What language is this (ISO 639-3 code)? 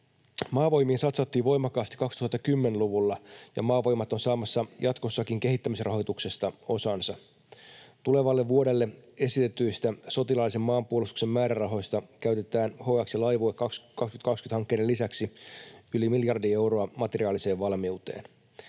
fin